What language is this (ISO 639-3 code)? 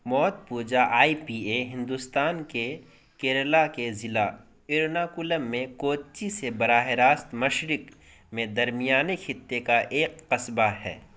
urd